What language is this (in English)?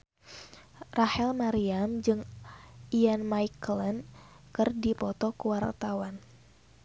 Sundanese